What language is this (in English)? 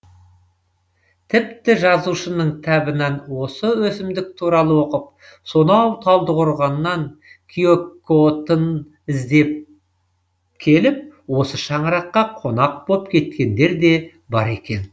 Kazakh